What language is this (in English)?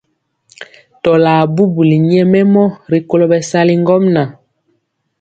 Mpiemo